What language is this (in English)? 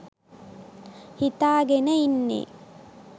Sinhala